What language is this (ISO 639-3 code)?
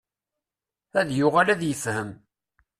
kab